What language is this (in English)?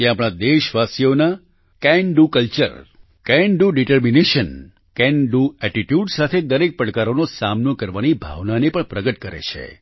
Gujarati